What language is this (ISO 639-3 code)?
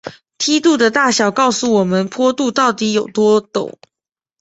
zho